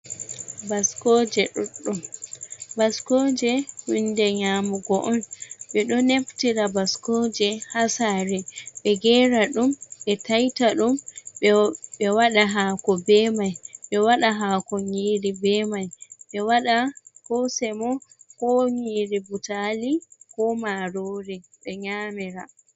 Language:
Fula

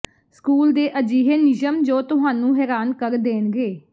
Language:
Punjabi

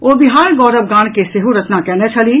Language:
Maithili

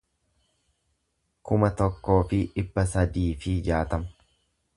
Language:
Oromo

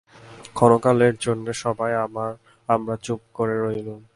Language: Bangla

